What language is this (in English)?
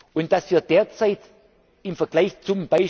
German